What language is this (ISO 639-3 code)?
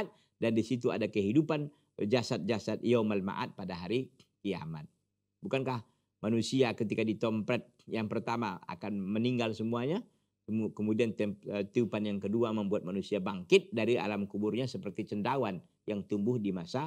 ind